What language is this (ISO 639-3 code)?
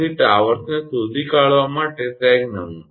guj